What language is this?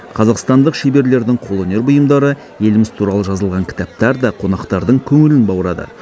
Kazakh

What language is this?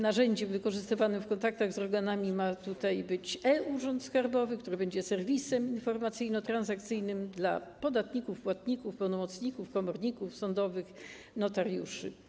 Polish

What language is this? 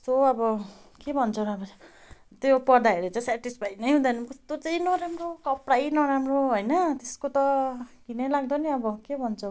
Nepali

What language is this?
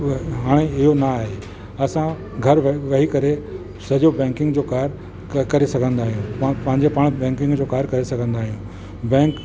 Sindhi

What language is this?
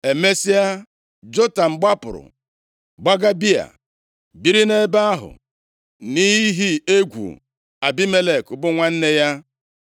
Igbo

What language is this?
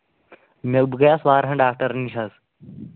Kashmiri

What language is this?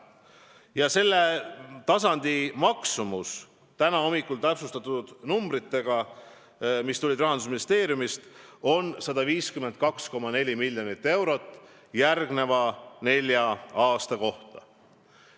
Estonian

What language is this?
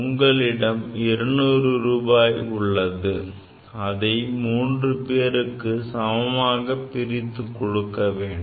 Tamil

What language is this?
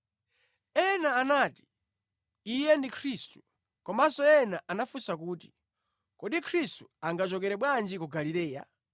Nyanja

